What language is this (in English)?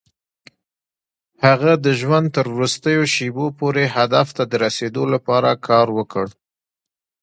Pashto